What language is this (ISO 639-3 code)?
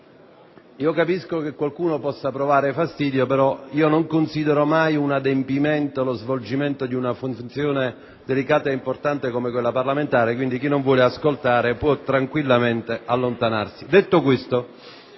ita